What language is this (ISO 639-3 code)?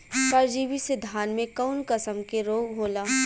bho